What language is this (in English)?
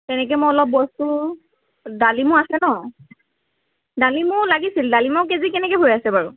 Assamese